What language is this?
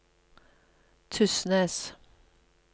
Norwegian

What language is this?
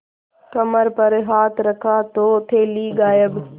Hindi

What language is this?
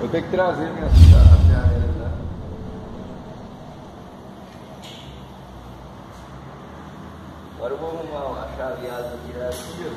Portuguese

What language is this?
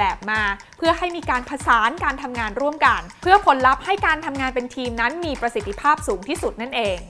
Thai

